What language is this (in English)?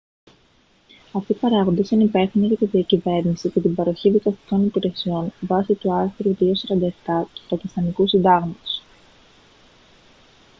Greek